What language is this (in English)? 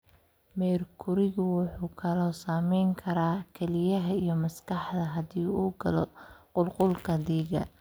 Somali